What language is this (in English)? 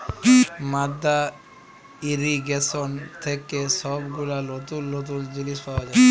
Bangla